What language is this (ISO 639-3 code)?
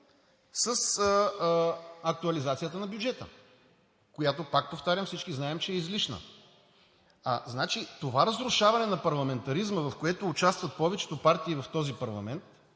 bul